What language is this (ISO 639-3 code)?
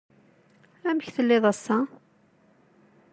kab